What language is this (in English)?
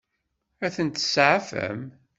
Kabyle